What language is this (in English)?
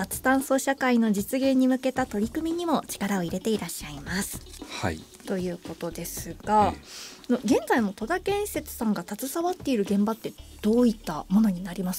Japanese